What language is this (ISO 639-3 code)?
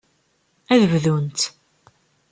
kab